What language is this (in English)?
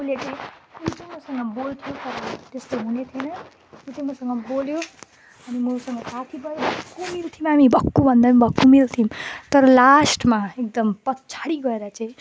Nepali